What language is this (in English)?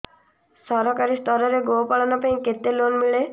Odia